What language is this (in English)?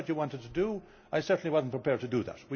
English